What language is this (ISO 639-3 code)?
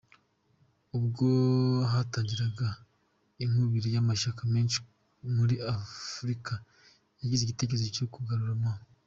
kin